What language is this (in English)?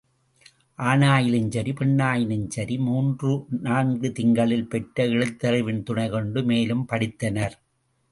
Tamil